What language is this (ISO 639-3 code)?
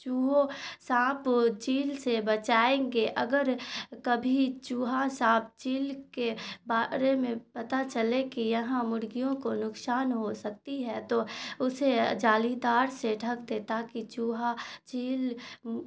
urd